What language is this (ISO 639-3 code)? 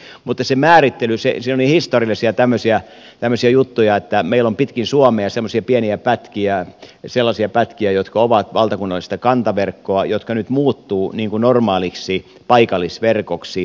fin